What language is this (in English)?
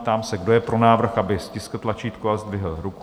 Czech